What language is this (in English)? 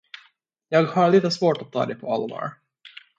Swedish